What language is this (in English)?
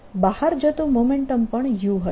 Gujarati